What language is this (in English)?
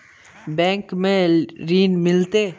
Magahi